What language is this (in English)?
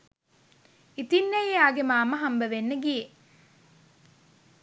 Sinhala